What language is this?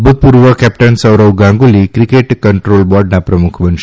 Gujarati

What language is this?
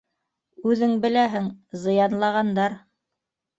Bashkir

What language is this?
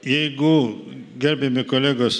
Lithuanian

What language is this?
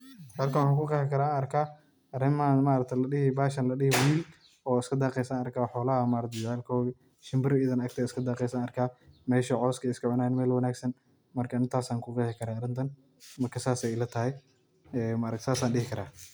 Somali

